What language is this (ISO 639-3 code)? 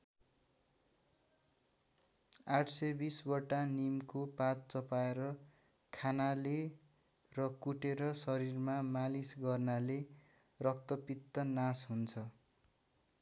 nep